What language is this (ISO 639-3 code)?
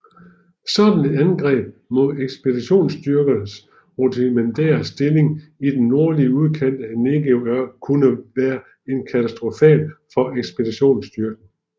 dan